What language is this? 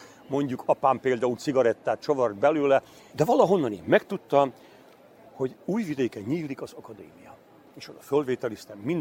Hungarian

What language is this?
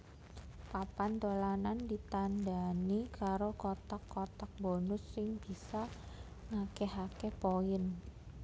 Javanese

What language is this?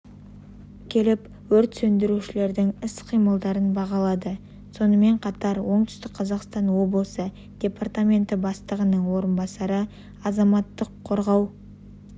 Kazakh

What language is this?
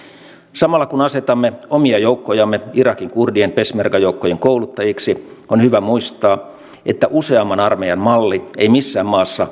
Finnish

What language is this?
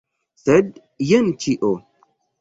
Esperanto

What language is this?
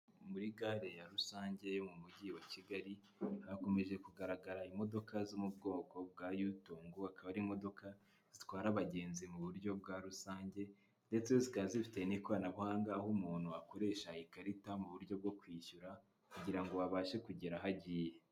Kinyarwanda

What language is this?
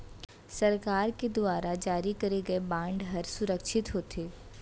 Chhattisgarhi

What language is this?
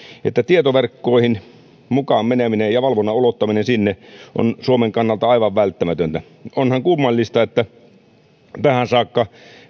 Finnish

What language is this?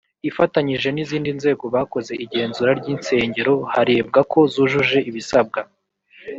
Kinyarwanda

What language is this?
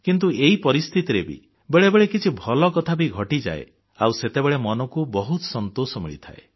Odia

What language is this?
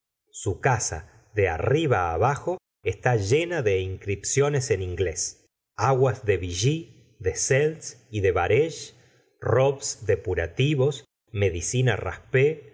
Spanish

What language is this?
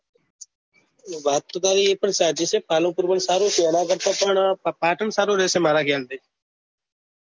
Gujarati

